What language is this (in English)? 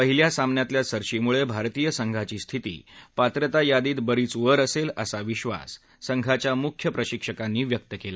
Marathi